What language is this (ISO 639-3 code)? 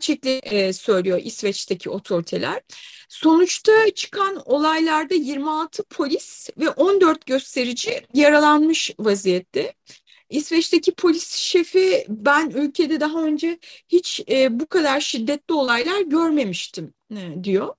tur